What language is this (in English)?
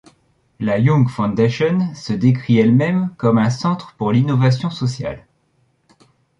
French